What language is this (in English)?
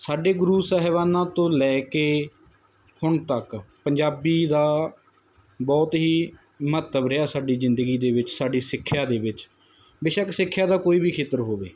Punjabi